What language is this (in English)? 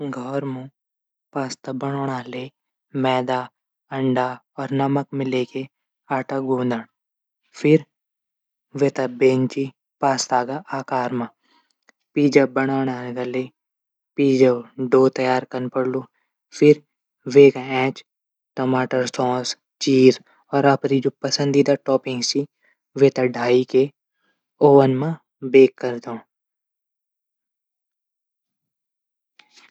Garhwali